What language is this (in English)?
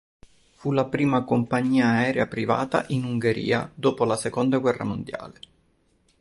Italian